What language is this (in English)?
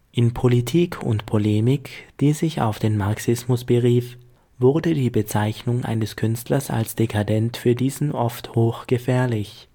German